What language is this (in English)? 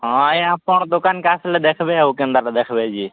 Odia